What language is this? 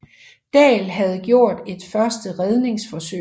Danish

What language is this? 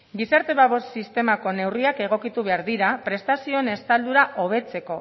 Basque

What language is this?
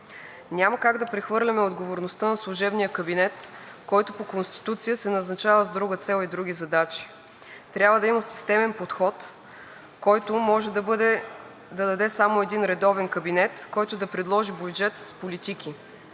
Bulgarian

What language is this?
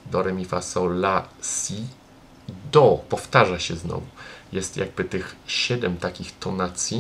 Polish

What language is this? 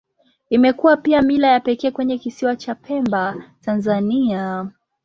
Swahili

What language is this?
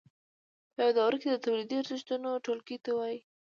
Pashto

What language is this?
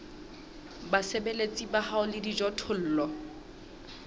Southern Sotho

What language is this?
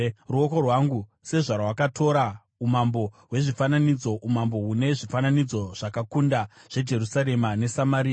Shona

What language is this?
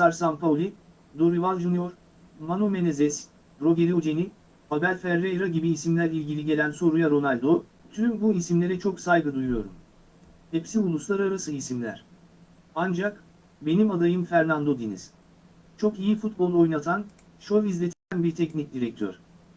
Turkish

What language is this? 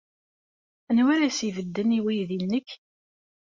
Kabyle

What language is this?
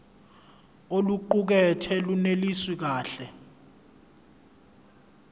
Zulu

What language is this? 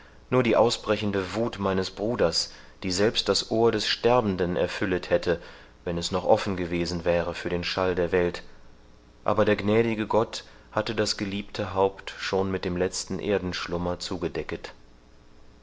German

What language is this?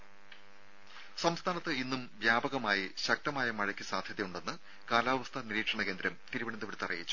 Malayalam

